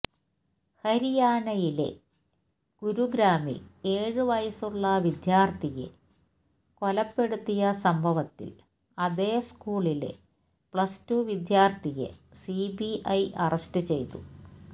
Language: Malayalam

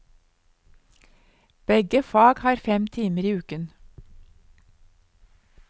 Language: Norwegian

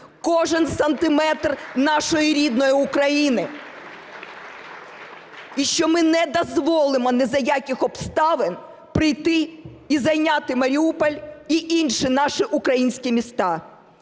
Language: Ukrainian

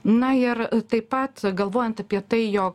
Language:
Lithuanian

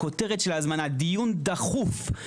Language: Hebrew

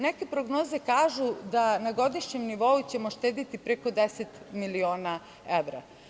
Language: Serbian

